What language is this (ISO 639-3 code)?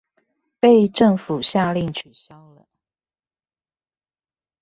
zho